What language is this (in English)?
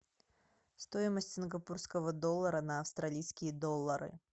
Russian